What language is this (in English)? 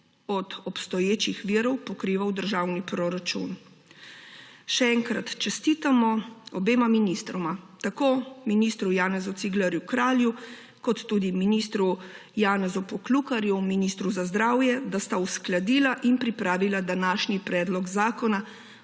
Slovenian